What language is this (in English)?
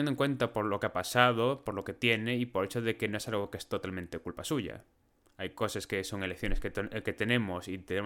Spanish